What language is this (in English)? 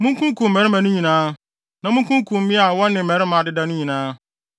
Akan